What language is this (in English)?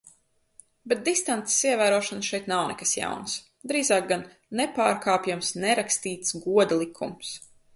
Latvian